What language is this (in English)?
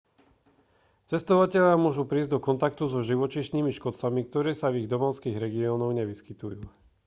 Slovak